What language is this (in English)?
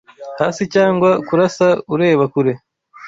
Kinyarwanda